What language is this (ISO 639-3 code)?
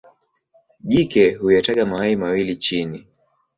swa